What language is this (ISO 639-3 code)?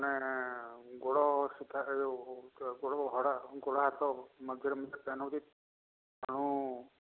ori